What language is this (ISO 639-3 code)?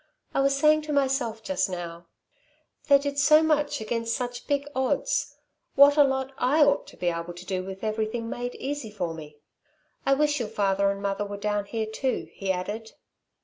eng